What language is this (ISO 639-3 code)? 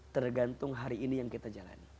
ind